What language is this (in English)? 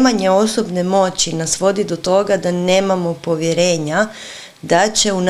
Croatian